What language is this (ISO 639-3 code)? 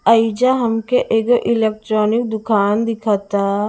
bho